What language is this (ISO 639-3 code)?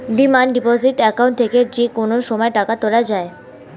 ben